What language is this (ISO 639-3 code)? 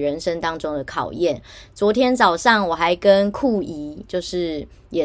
zho